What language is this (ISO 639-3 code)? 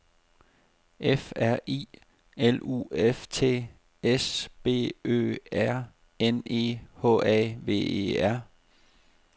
dan